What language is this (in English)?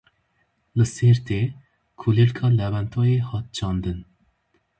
Kurdish